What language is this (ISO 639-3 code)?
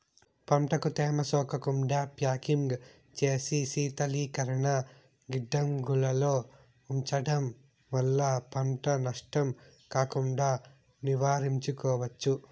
tel